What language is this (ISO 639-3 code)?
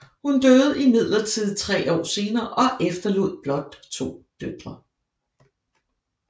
dan